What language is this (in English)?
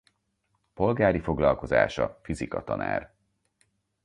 Hungarian